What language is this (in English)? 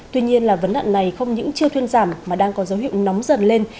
Vietnamese